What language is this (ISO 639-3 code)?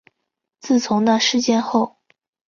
zho